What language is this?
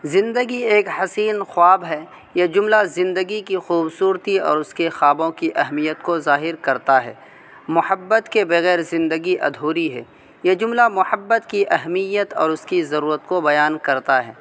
Urdu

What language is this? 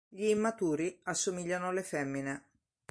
Italian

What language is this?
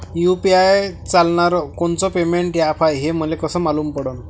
Marathi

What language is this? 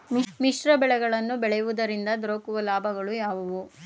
Kannada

